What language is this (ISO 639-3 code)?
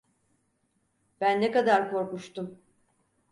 tur